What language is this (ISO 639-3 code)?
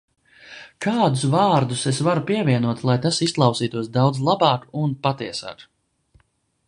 lav